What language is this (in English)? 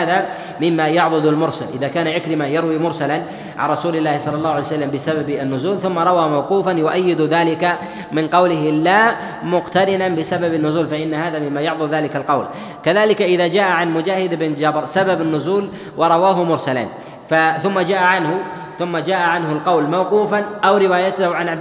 Arabic